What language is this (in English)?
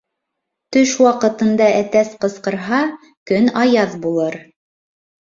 Bashkir